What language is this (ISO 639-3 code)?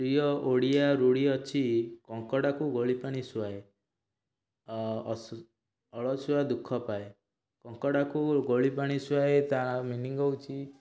ori